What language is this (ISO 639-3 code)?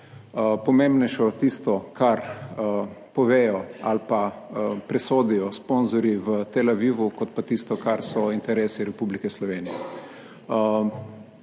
slv